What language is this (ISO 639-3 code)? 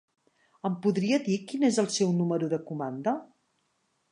cat